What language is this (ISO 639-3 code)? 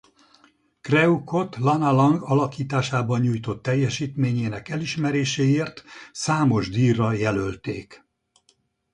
hun